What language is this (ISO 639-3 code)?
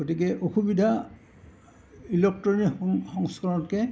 asm